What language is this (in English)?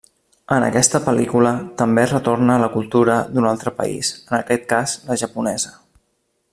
Catalan